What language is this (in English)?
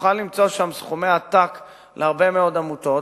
Hebrew